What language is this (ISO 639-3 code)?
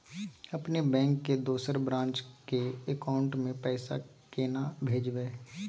mai